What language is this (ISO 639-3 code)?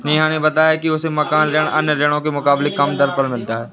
hin